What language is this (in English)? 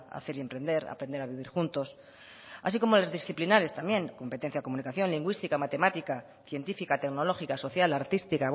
Spanish